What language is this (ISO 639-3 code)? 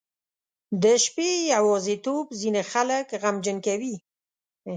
pus